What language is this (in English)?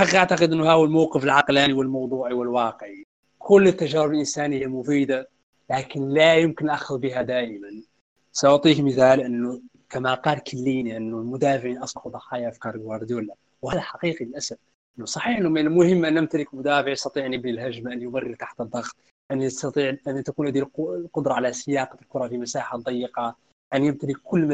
Arabic